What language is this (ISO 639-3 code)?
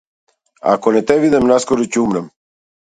mkd